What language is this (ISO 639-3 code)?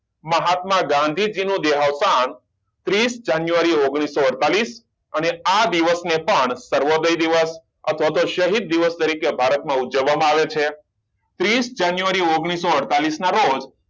guj